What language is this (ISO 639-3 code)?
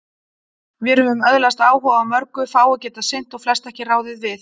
isl